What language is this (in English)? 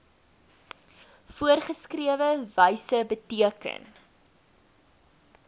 Afrikaans